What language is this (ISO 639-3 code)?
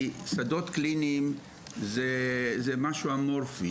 heb